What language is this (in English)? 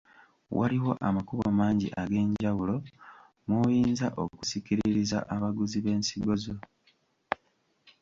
Ganda